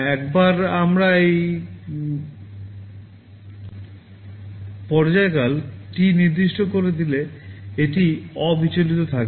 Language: Bangla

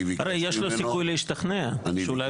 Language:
Hebrew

